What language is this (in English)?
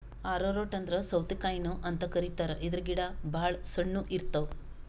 Kannada